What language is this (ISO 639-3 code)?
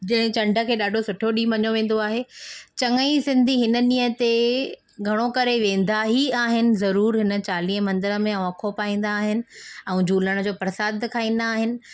snd